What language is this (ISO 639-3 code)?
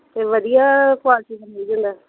pan